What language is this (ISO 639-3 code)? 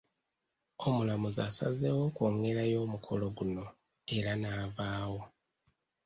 lug